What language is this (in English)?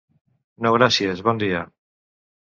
Catalan